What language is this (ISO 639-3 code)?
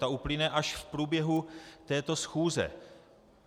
ces